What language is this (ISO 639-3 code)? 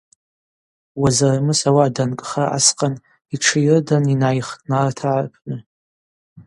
abq